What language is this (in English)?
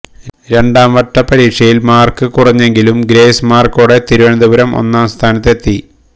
Malayalam